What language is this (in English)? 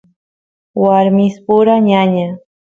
Santiago del Estero Quichua